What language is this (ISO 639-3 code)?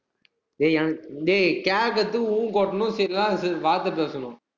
tam